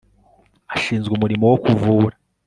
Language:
Kinyarwanda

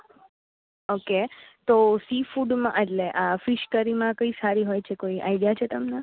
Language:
Gujarati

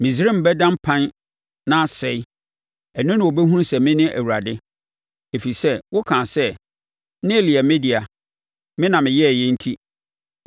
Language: Akan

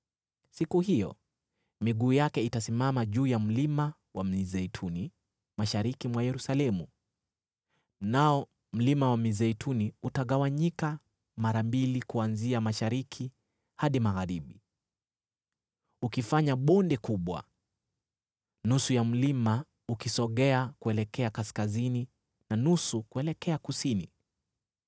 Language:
Swahili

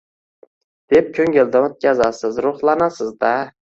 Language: Uzbek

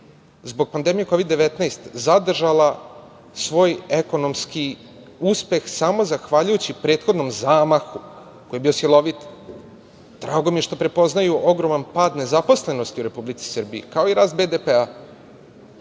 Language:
Serbian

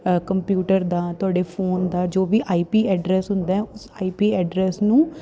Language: Punjabi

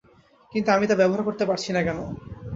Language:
Bangla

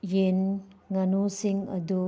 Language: Manipuri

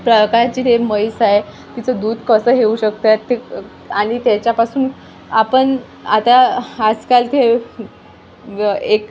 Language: Marathi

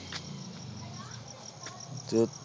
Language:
Punjabi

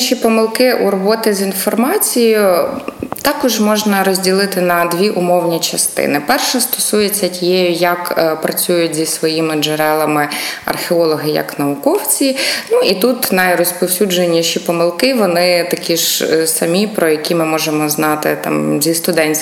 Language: Ukrainian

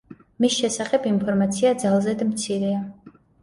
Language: Georgian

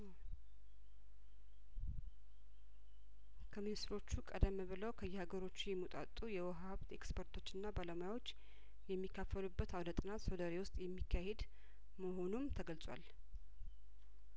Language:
Amharic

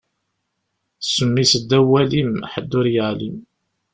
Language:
Kabyle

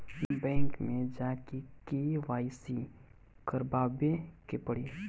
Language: Bhojpuri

